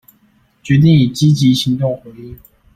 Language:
Chinese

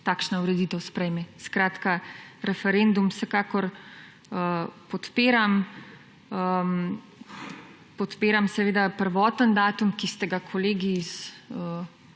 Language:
Slovenian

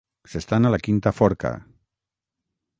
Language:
Catalan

